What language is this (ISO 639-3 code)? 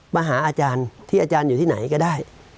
tha